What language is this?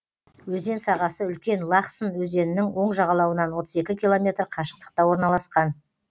Kazakh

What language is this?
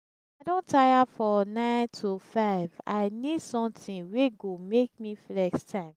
Nigerian Pidgin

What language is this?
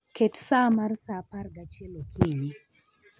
Luo (Kenya and Tanzania)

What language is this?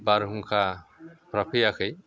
Bodo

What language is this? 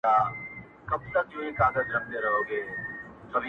Pashto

